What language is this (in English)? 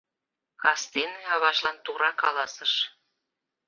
Mari